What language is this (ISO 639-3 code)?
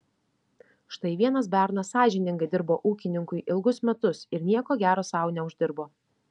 lit